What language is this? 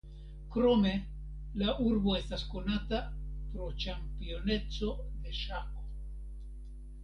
Esperanto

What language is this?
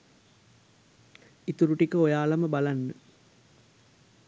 Sinhala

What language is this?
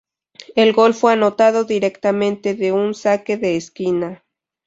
Spanish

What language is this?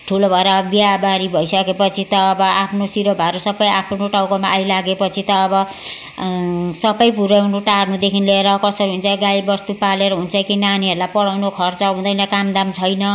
Nepali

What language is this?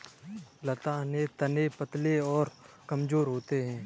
Hindi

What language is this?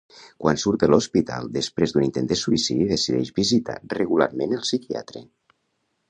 Catalan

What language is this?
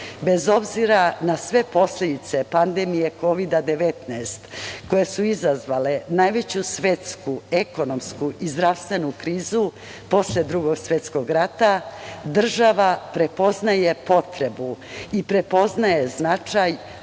Serbian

